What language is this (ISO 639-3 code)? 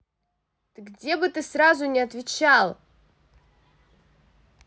rus